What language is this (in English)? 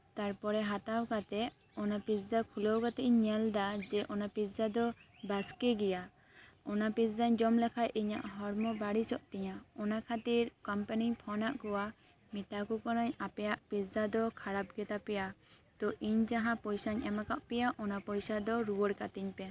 Santali